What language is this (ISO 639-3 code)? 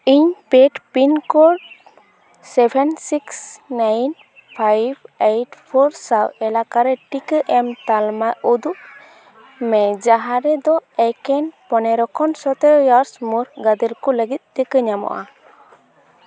sat